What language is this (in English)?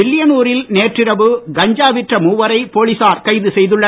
Tamil